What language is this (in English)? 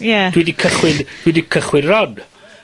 Welsh